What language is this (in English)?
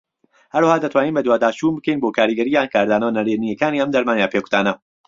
Central Kurdish